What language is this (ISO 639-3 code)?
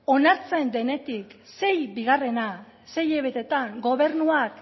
eus